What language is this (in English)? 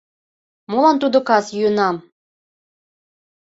Mari